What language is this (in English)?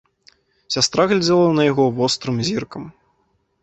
Belarusian